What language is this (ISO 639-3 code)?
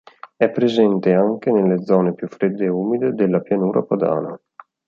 ita